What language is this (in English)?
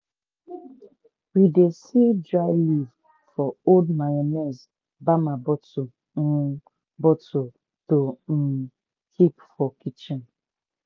Nigerian Pidgin